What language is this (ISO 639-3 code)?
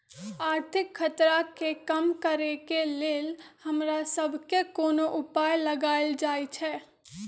mag